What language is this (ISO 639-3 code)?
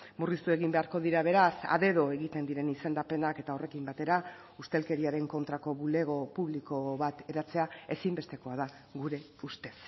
eus